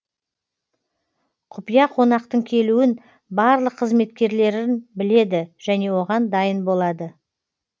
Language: Kazakh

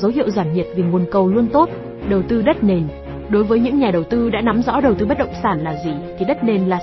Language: Vietnamese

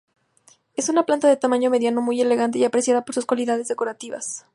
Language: Spanish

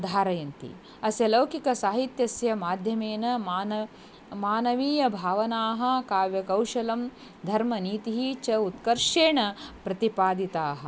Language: Sanskrit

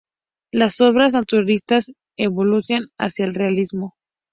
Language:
Spanish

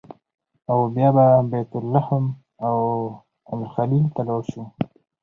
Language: Pashto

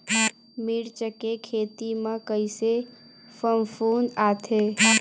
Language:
Chhattisgarhi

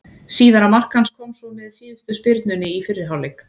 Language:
Icelandic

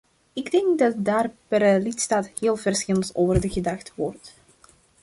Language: Dutch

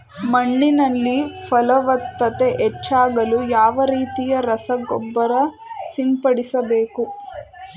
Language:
Kannada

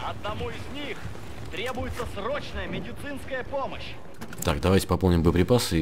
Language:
Russian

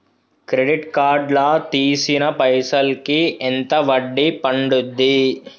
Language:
Telugu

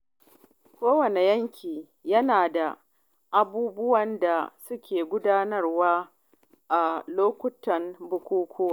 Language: Hausa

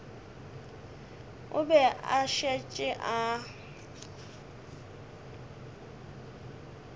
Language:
Northern Sotho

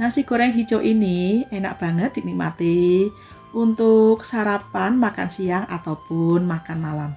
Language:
Indonesian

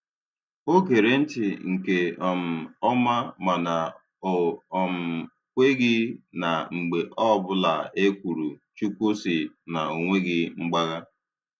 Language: Igbo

